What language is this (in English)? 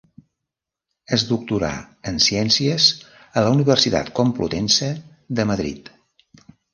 Catalan